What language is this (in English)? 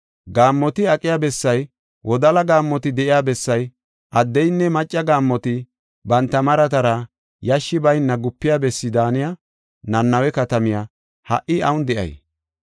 Gofa